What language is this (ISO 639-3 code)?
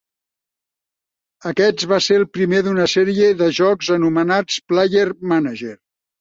cat